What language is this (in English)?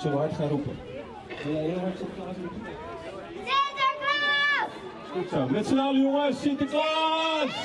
Dutch